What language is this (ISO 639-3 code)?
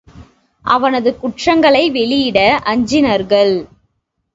tam